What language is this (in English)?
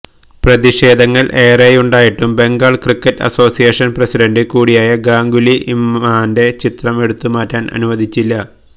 Malayalam